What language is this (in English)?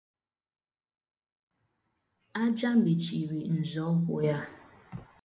Igbo